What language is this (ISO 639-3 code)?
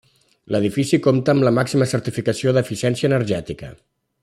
cat